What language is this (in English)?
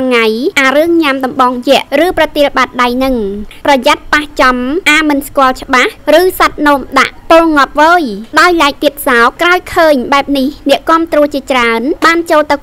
Thai